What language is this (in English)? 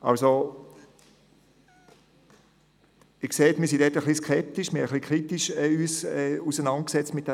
Swiss German